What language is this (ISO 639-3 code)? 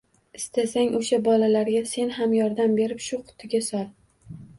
uzb